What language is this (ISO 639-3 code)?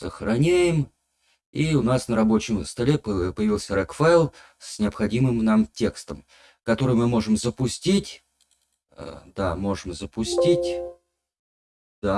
rus